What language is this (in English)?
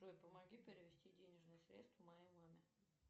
Russian